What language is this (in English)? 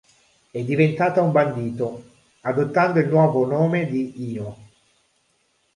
Italian